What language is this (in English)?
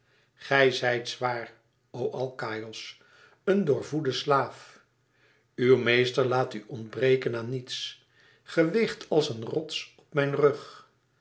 Dutch